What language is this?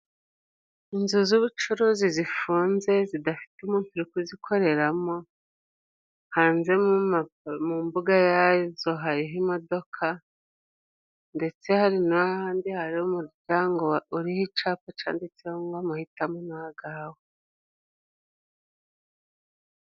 Kinyarwanda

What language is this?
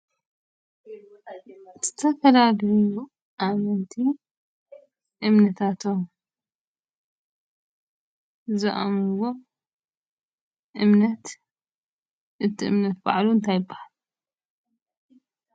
Tigrinya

